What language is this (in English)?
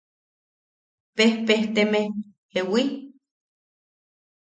Yaqui